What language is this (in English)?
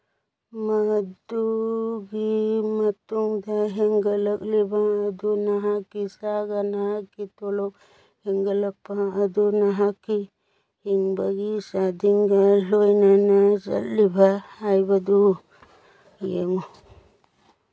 Manipuri